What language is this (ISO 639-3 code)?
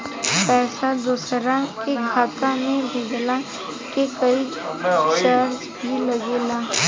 bho